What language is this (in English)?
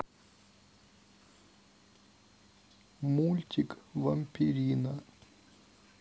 Russian